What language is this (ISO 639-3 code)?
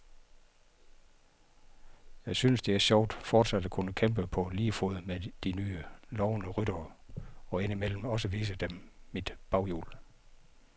dan